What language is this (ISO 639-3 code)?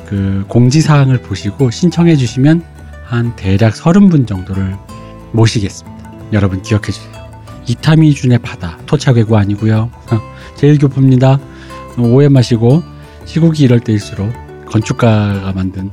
kor